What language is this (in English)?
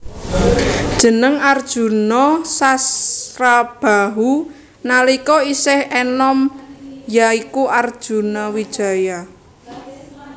Javanese